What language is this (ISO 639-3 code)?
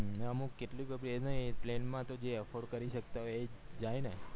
guj